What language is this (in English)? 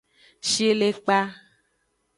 Aja (Benin)